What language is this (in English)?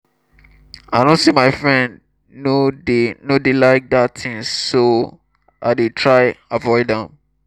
Nigerian Pidgin